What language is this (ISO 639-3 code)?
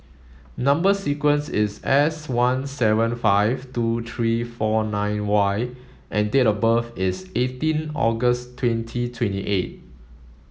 eng